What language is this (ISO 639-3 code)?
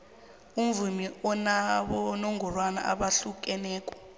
nbl